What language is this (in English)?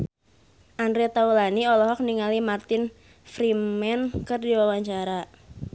Sundanese